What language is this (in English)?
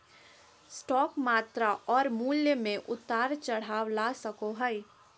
Magahi